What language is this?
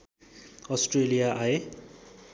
Nepali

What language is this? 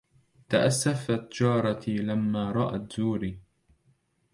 Arabic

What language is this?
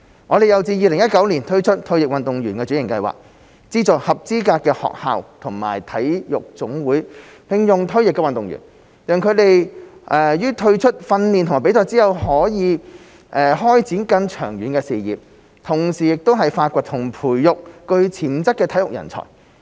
Cantonese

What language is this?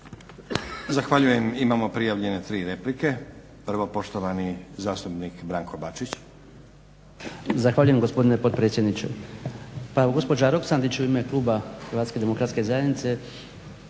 Croatian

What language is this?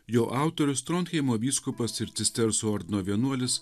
Lithuanian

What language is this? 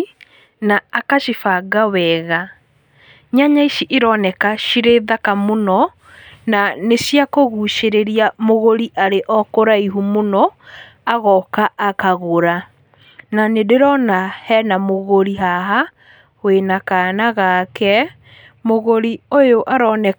Kikuyu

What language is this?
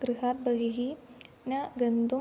Sanskrit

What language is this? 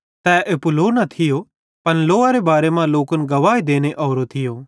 Bhadrawahi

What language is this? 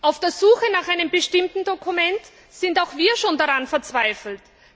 German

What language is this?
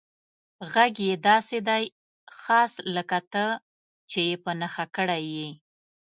Pashto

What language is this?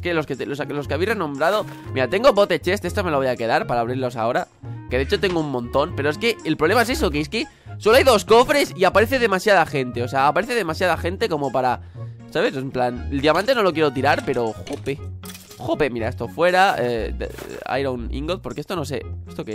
Spanish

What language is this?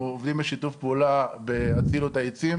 Hebrew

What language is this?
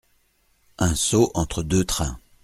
French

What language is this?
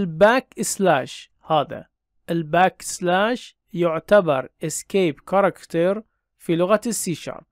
Arabic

